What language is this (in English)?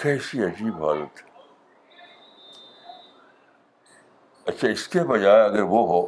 Urdu